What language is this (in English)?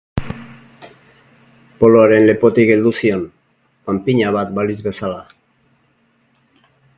Basque